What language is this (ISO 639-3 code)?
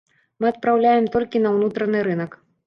bel